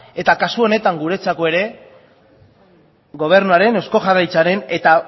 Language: Basque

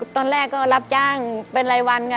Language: Thai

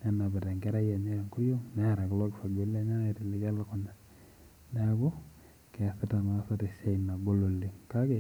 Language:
Masai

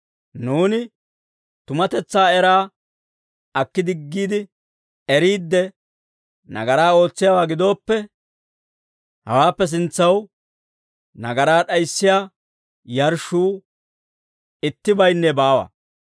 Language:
Dawro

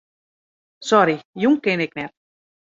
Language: Western Frisian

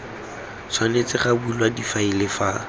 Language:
Tswana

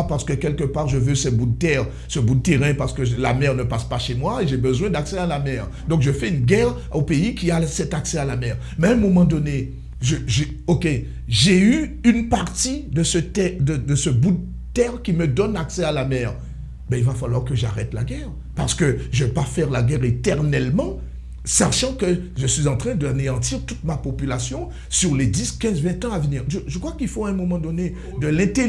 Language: French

